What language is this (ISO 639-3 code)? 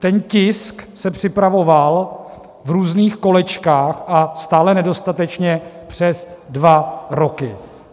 ces